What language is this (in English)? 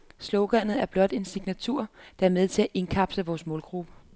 Danish